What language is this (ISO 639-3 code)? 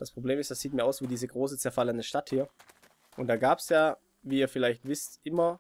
deu